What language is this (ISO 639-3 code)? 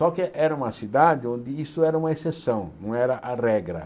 por